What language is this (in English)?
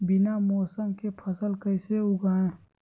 Magahi